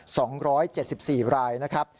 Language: Thai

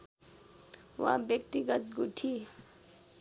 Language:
Nepali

